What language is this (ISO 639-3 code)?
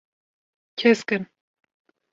kur